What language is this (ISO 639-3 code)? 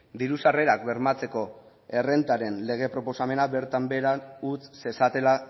eus